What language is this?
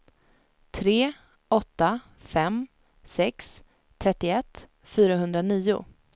Swedish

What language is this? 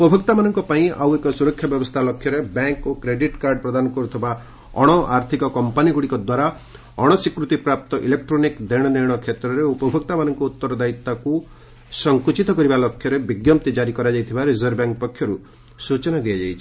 Odia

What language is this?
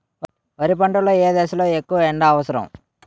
Telugu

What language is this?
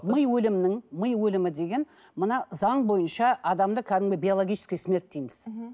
Kazakh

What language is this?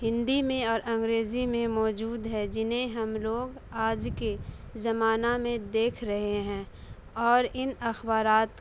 Urdu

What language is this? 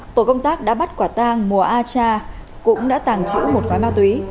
Vietnamese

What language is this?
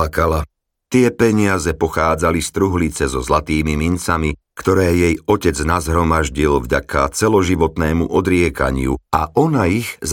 Slovak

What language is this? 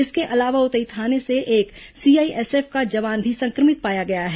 Hindi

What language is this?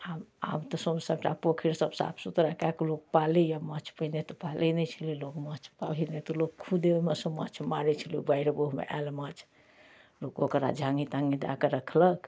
Maithili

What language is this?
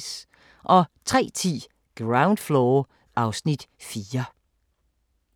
Danish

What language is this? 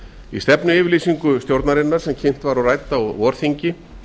Icelandic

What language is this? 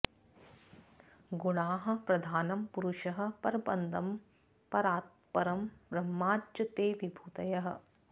Sanskrit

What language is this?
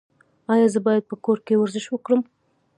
Pashto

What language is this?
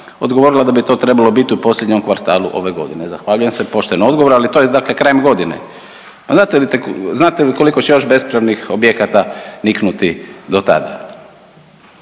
Croatian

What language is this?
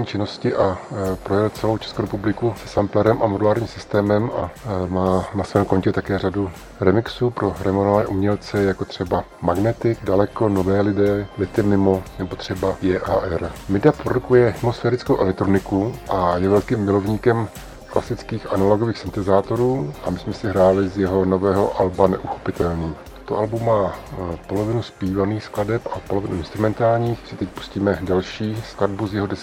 Czech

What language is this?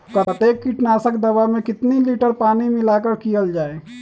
Magahi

